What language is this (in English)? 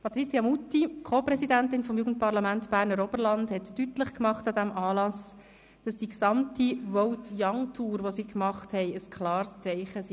Swiss German